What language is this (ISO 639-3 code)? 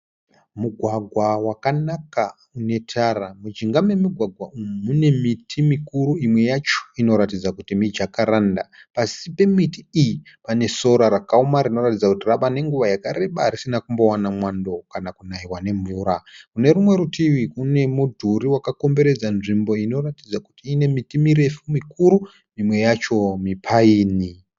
sna